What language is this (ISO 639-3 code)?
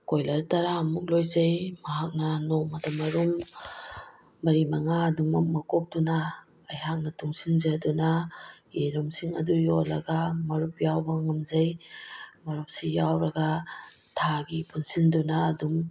mni